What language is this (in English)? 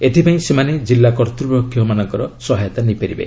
Odia